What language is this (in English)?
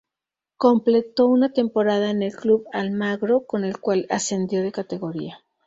Spanish